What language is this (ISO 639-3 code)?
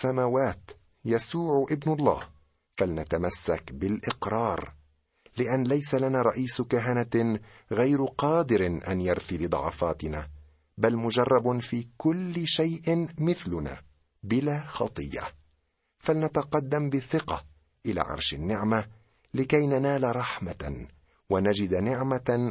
ara